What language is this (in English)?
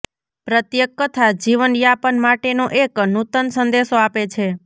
Gujarati